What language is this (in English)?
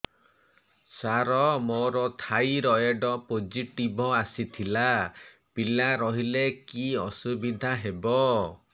Odia